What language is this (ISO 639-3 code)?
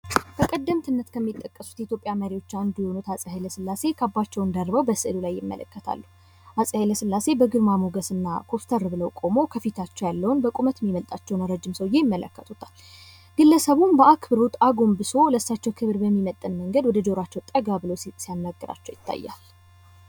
amh